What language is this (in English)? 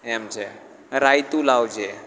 Gujarati